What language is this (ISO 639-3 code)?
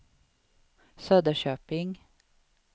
swe